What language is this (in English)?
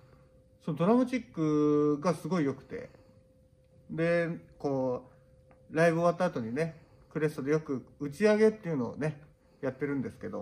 Japanese